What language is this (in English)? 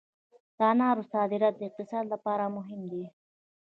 Pashto